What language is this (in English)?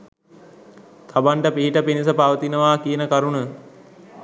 Sinhala